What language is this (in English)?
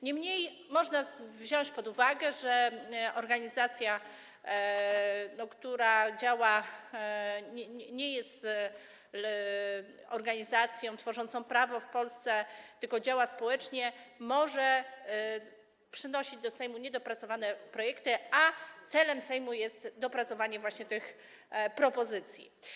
Polish